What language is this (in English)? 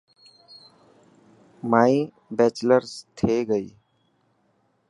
Dhatki